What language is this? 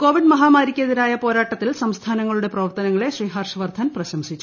Malayalam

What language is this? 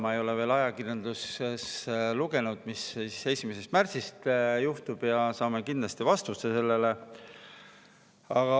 Estonian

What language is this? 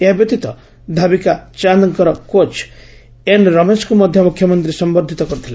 Odia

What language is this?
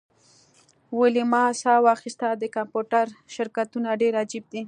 Pashto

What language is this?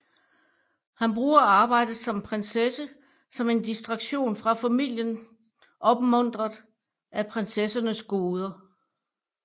Danish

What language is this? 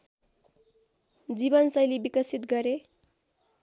Nepali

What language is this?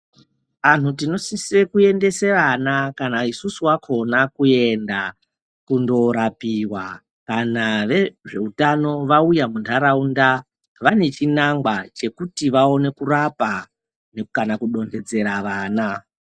Ndau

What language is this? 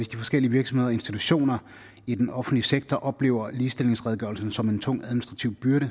Danish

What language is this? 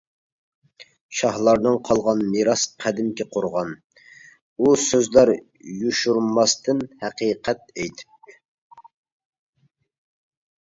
Uyghur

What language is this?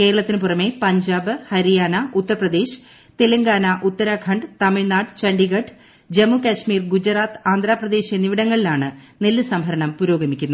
Malayalam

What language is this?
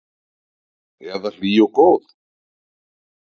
Icelandic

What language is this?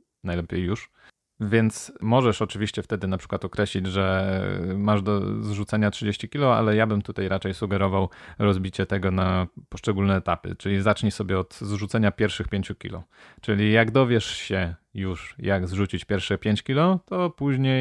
Polish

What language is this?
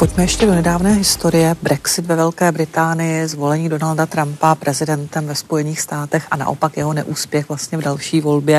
Czech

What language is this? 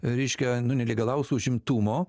Lithuanian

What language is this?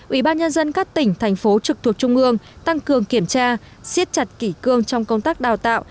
Vietnamese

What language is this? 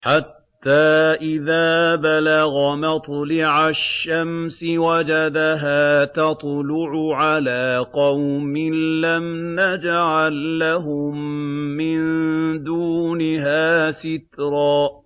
Arabic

